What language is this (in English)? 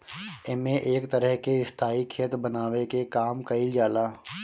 Bhojpuri